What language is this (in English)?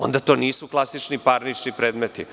Serbian